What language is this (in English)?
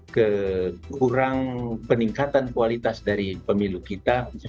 Indonesian